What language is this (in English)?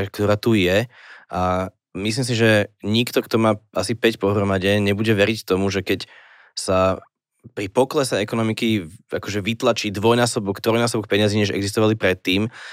Slovak